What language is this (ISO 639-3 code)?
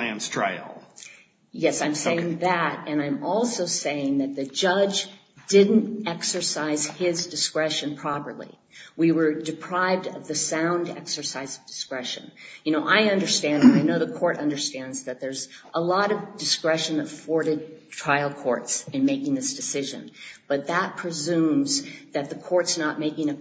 eng